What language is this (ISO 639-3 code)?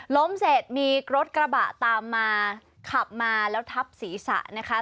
tha